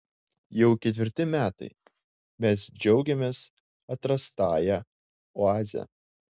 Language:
Lithuanian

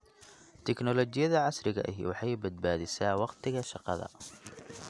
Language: Somali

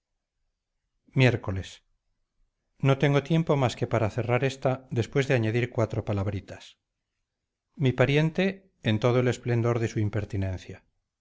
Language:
Spanish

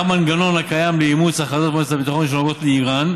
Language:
Hebrew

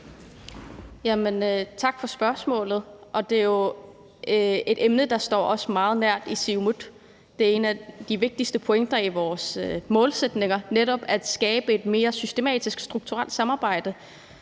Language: Danish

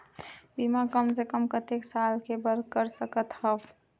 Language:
Chhattisgarhi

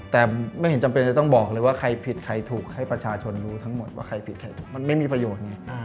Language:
Thai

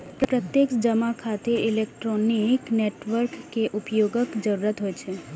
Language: Maithili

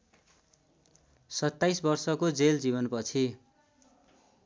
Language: Nepali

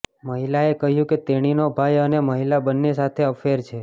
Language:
Gujarati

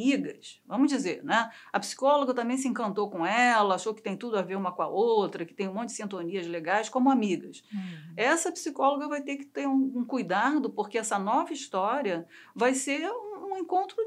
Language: Portuguese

